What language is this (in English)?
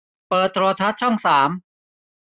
Thai